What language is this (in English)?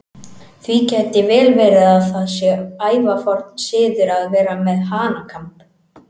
Icelandic